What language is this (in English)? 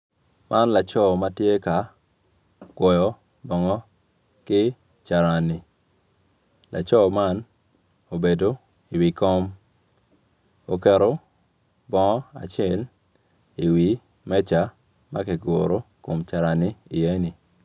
Acoli